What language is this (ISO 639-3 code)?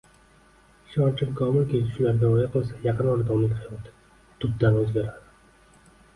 uzb